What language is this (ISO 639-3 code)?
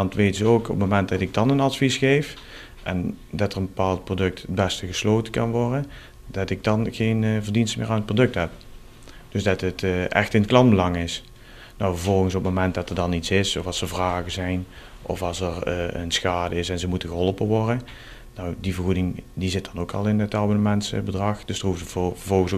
nld